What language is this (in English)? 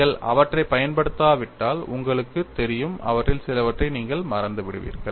Tamil